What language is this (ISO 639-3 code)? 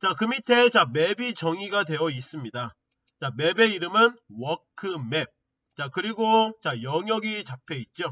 kor